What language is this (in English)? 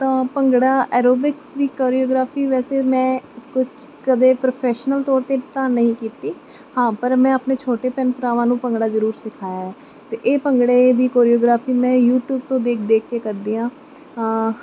Punjabi